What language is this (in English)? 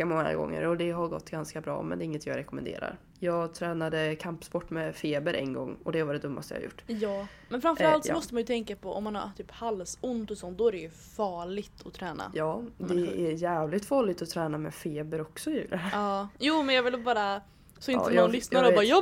Swedish